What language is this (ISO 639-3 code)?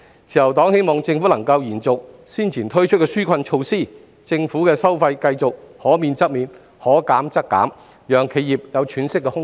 yue